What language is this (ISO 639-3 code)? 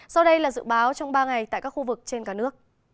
vie